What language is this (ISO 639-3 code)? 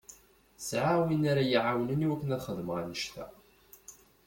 kab